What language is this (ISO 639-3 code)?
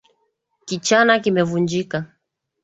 swa